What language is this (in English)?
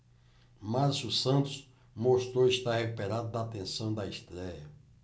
Portuguese